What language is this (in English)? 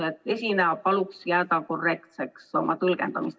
Estonian